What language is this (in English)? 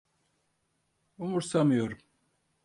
Turkish